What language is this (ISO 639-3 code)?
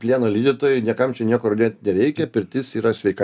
lit